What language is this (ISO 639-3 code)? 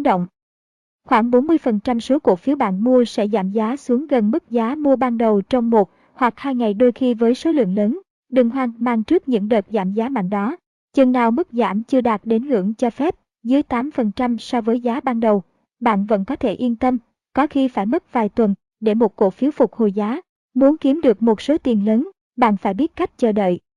vie